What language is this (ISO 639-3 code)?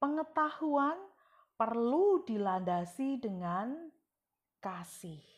ind